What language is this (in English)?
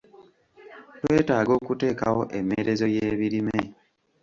Ganda